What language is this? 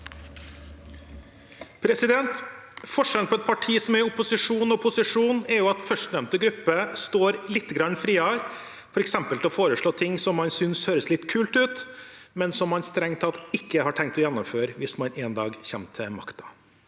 Norwegian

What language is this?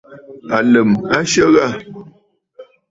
Bafut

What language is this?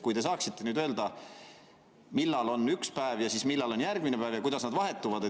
Estonian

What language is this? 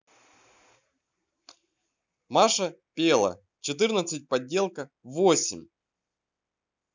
Russian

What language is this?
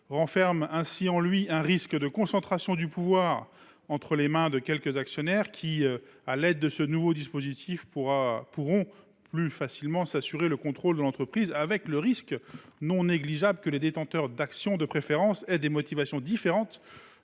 French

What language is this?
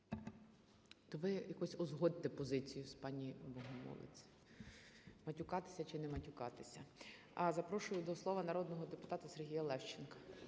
Ukrainian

